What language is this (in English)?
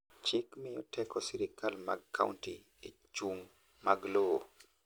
Luo (Kenya and Tanzania)